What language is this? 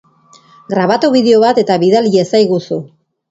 Basque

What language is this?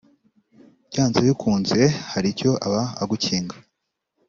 Kinyarwanda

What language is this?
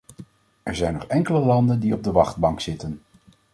Dutch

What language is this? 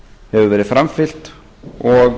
Icelandic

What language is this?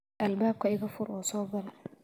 Somali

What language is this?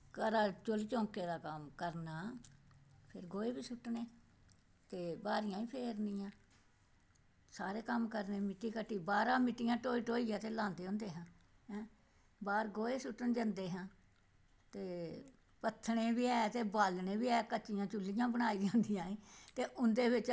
Dogri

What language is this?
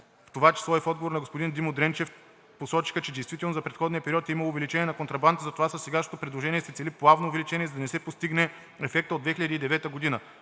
Bulgarian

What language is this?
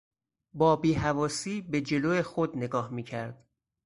Persian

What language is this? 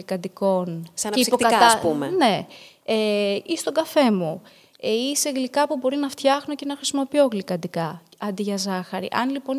Greek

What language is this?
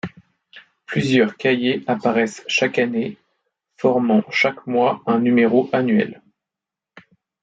French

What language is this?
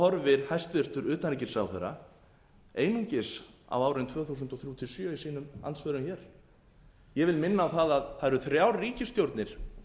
Icelandic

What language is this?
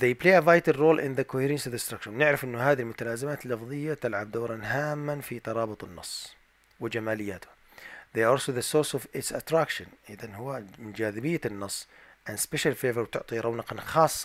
Arabic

